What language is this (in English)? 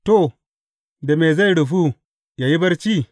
Hausa